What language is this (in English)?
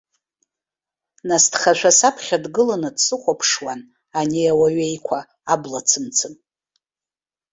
Abkhazian